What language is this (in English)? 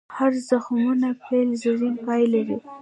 Pashto